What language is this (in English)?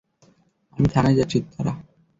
Bangla